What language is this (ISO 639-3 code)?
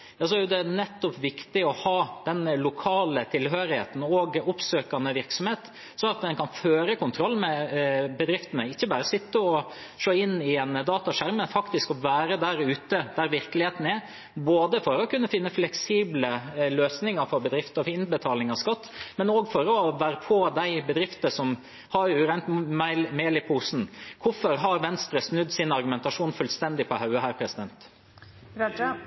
nob